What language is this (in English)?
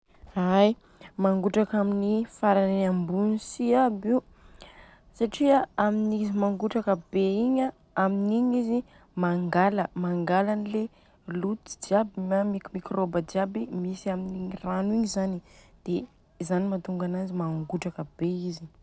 Southern Betsimisaraka Malagasy